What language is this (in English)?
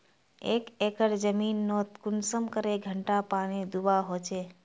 Magahi